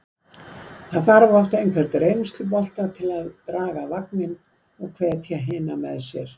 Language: Icelandic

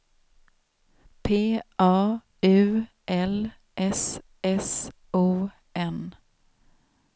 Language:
Swedish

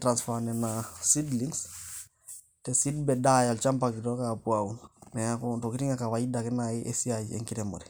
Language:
Masai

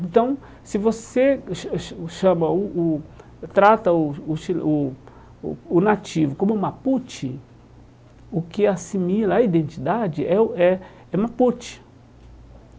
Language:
Portuguese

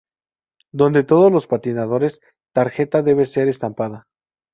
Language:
Spanish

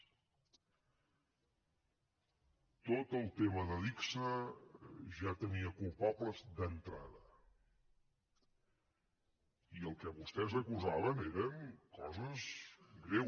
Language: Catalan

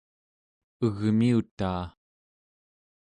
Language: Central Yupik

